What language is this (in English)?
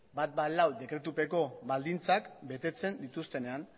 Basque